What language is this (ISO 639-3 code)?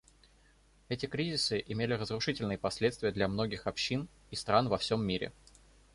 rus